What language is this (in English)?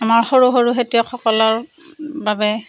Assamese